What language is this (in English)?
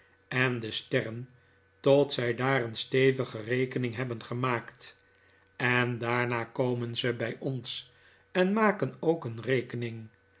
Dutch